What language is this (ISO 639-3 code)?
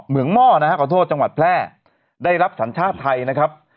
tha